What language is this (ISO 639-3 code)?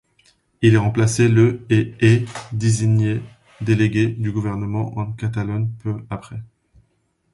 fra